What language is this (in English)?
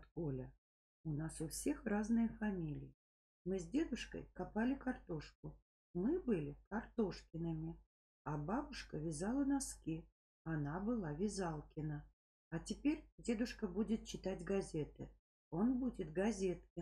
Russian